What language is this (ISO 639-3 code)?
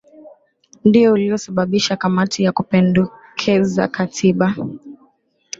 swa